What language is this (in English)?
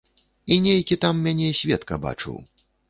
Belarusian